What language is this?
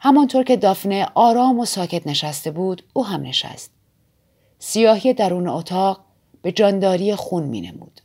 Persian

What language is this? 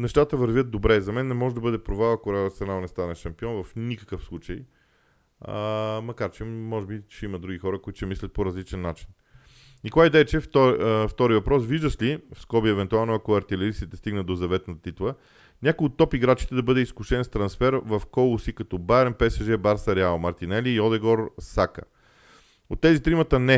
Bulgarian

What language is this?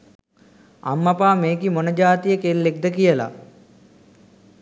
Sinhala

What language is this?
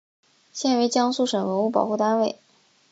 Chinese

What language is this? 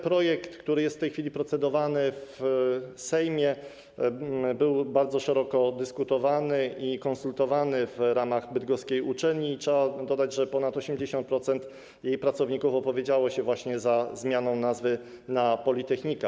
Polish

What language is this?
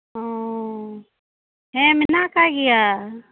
Santali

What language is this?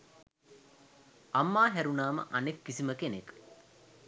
Sinhala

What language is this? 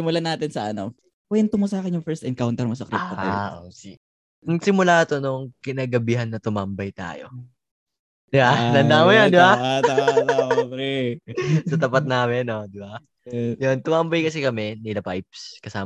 Filipino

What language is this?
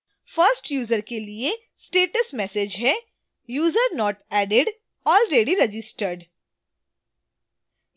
Hindi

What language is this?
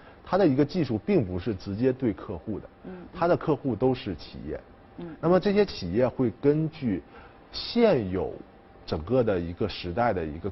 Chinese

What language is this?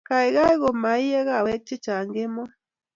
Kalenjin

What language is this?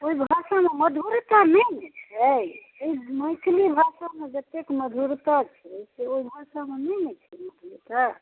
Maithili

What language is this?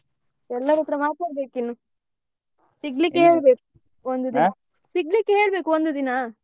Kannada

